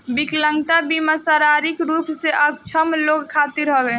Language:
Bhojpuri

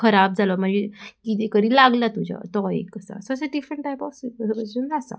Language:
Konkani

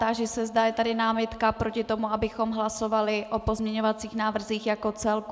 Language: Czech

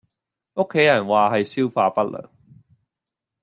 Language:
Cantonese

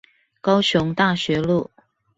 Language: Chinese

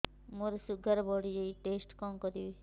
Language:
Odia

